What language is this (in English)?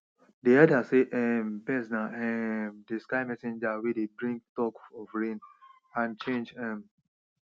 Nigerian Pidgin